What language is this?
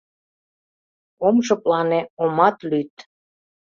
Mari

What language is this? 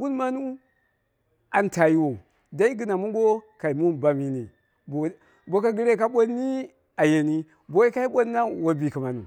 Dera (Nigeria)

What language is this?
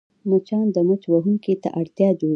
Pashto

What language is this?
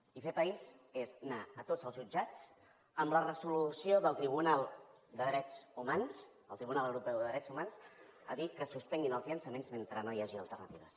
Catalan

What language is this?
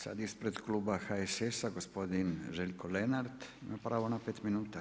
Croatian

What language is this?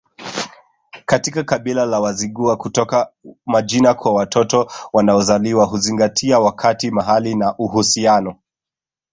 Swahili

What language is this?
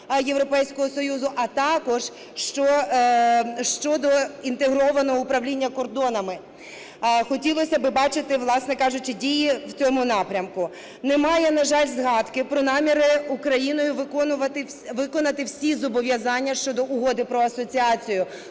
Ukrainian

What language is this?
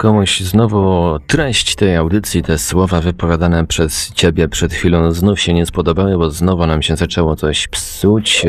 Polish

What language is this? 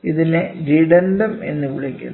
Malayalam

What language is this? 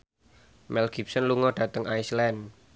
Javanese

